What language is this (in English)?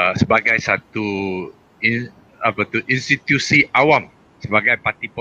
Malay